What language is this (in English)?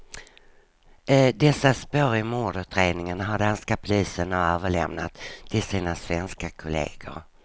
Swedish